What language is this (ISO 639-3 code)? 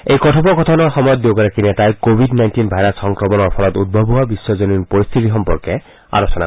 asm